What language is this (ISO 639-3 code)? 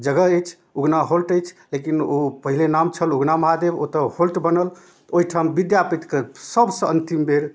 mai